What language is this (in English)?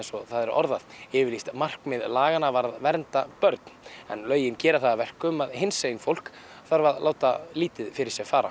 Icelandic